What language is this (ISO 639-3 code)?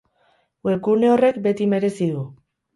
eus